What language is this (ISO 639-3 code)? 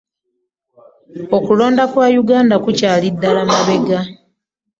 lug